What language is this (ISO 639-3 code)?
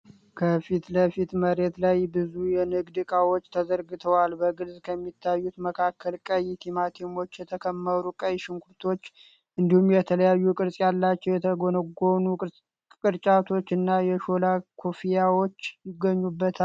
amh